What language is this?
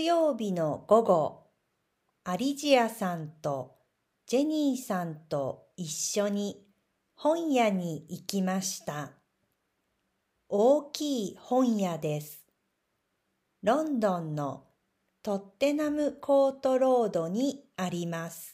Japanese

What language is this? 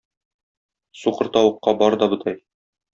Tatar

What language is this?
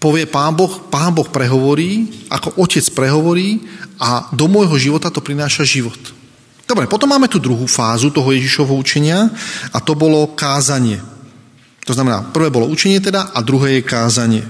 Slovak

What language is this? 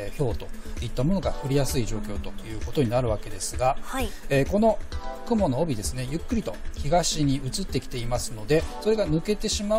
Japanese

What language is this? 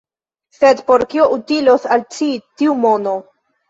Esperanto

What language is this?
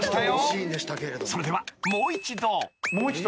Japanese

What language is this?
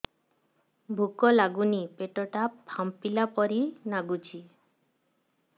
Odia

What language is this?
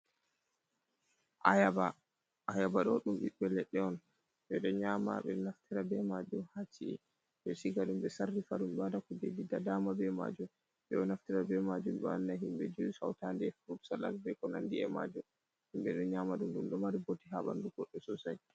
Fula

